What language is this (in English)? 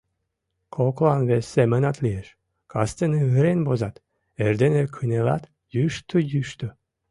Mari